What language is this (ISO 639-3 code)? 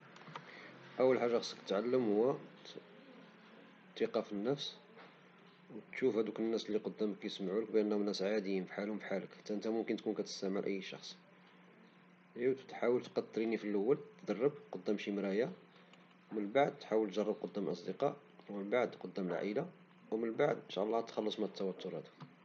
ary